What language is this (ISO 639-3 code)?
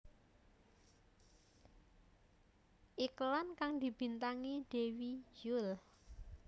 jav